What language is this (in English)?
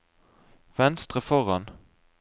Norwegian